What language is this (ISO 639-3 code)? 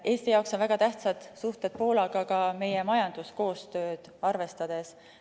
est